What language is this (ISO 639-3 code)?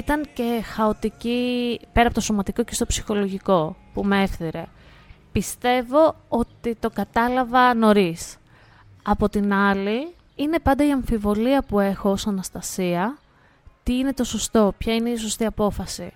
ell